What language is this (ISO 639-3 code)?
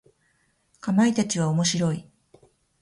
jpn